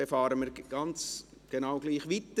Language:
Swiss German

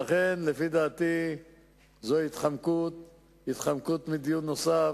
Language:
Hebrew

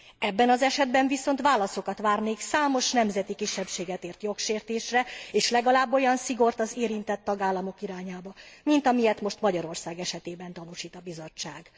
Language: Hungarian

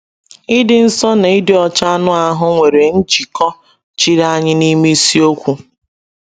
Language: Igbo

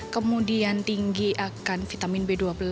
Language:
Indonesian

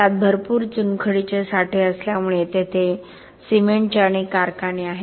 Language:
Marathi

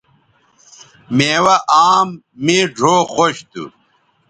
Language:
Bateri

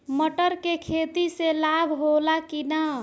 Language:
Bhojpuri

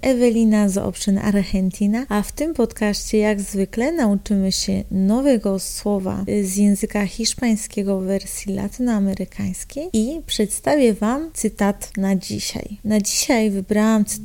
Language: Polish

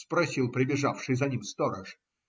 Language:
Russian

